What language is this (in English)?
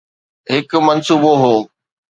Sindhi